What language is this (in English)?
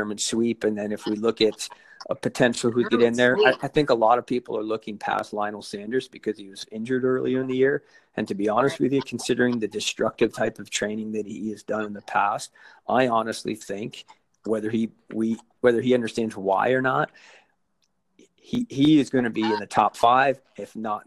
English